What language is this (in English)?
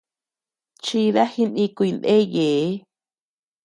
Tepeuxila Cuicatec